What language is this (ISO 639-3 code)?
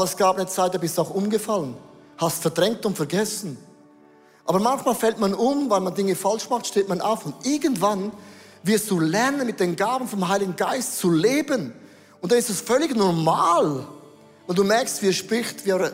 deu